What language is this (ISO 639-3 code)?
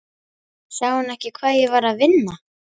isl